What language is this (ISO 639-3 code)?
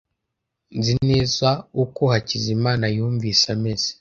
kin